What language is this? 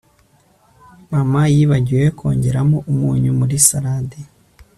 Kinyarwanda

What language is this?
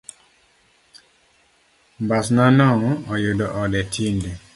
Luo (Kenya and Tanzania)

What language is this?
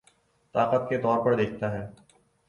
Urdu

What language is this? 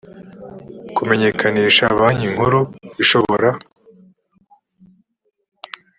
Kinyarwanda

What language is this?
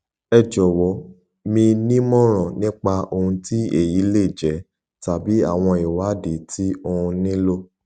Yoruba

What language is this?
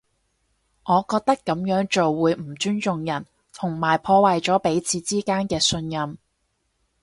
Cantonese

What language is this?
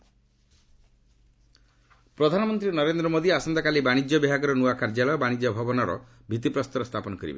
Odia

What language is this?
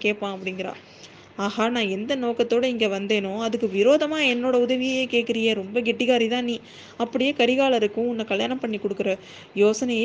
Tamil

